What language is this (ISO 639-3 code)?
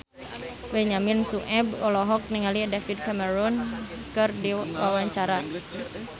sun